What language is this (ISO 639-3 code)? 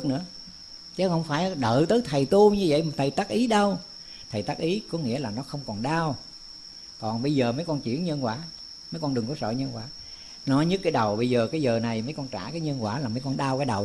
vie